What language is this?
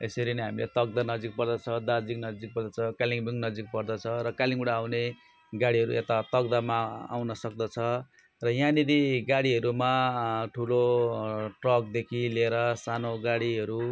Nepali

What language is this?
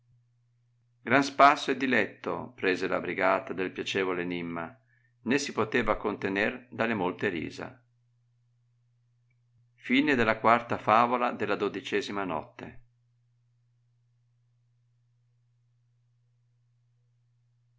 Italian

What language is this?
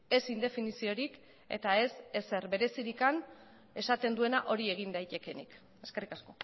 Basque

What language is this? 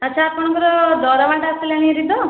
Odia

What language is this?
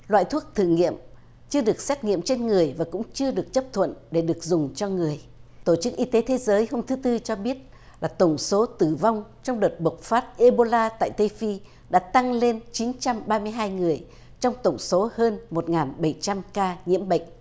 Vietnamese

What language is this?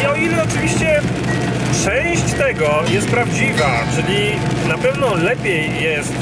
Polish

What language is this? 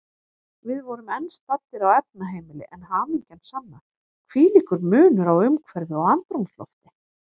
Icelandic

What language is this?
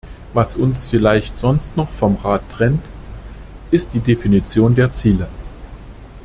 German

